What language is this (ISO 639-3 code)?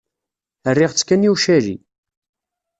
kab